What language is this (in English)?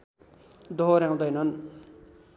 Nepali